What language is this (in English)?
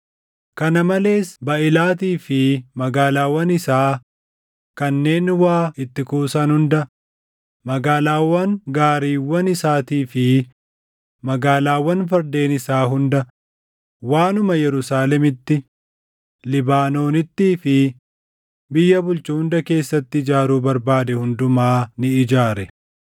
Oromo